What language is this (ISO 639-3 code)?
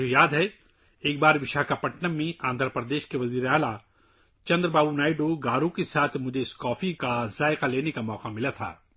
urd